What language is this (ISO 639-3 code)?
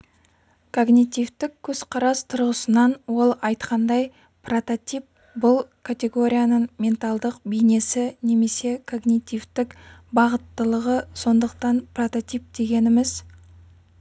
kaz